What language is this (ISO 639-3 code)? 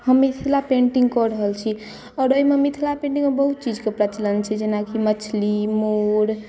mai